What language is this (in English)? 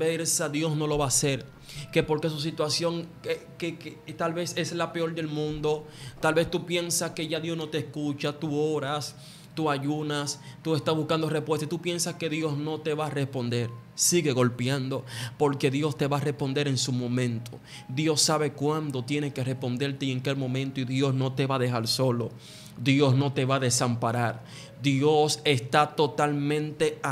Spanish